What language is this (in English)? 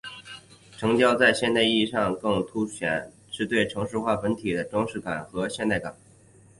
Chinese